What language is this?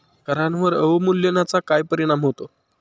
Marathi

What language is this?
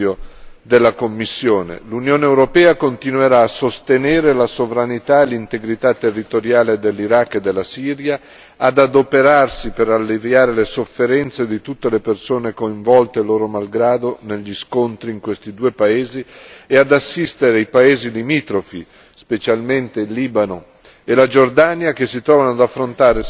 Italian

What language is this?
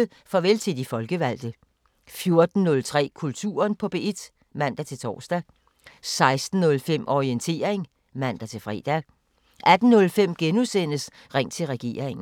Danish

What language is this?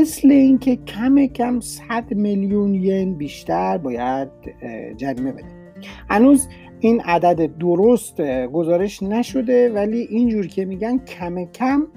Persian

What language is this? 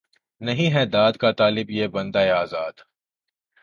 Urdu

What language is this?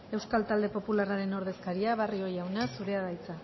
Basque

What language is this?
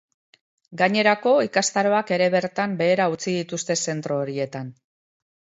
Basque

